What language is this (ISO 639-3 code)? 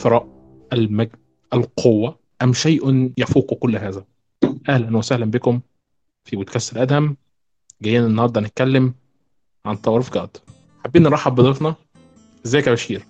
ara